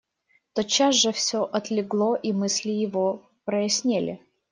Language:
Russian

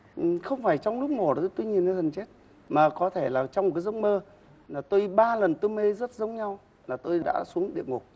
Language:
Vietnamese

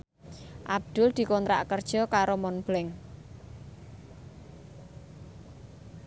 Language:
Javanese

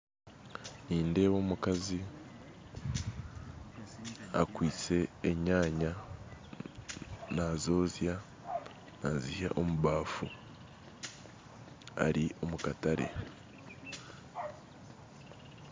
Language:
Nyankole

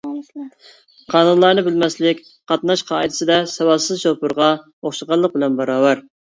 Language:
Uyghur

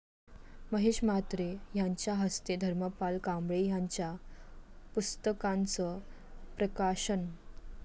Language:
Marathi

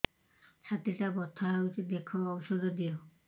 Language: Odia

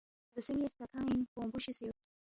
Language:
Balti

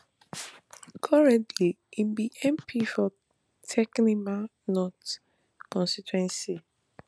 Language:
Nigerian Pidgin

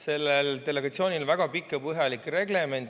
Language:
Estonian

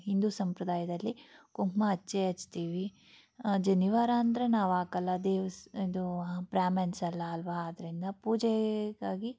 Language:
Kannada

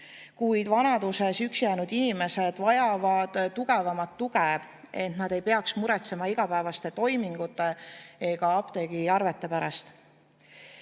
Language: Estonian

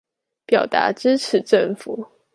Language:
Chinese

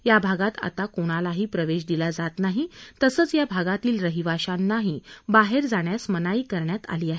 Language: Marathi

